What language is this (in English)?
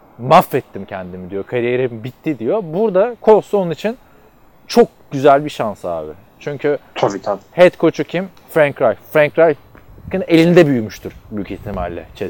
Turkish